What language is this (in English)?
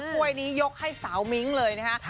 Thai